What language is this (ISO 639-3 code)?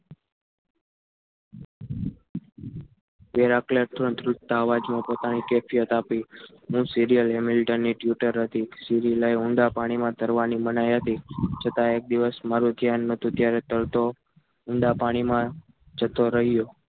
guj